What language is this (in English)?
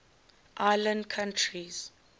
English